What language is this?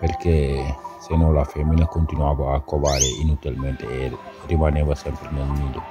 Italian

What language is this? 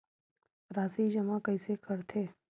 Chhattisgarhi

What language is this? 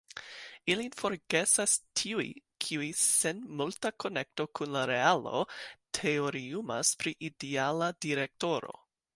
Esperanto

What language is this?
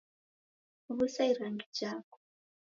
Taita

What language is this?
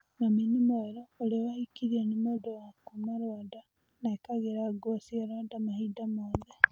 Kikuyu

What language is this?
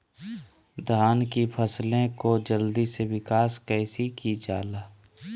Magahi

